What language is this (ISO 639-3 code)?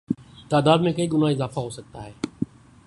urd